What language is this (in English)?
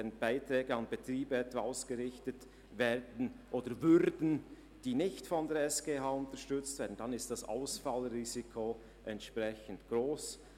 Swiss German